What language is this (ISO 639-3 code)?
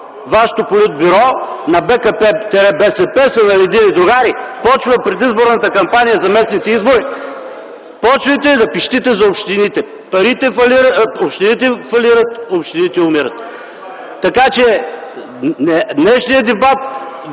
bul